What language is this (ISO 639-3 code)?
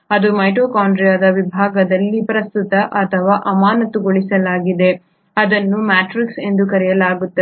kan